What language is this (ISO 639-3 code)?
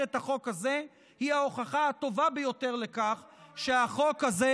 heb